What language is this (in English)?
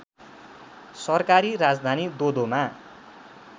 Nepali